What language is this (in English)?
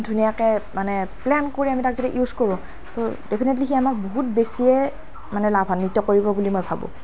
Assamese